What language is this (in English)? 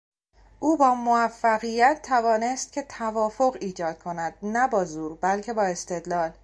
Persian